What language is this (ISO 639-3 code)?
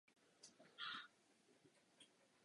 ces